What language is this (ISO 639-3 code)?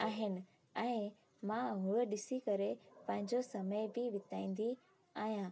snd